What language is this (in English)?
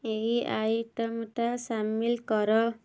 Odia